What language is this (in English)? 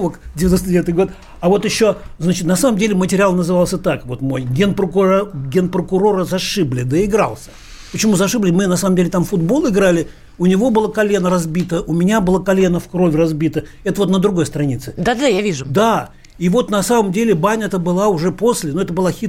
Russian